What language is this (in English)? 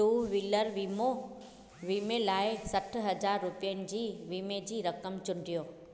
Sindhi